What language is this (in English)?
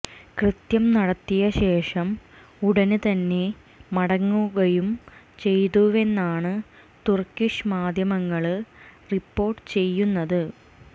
Malayalam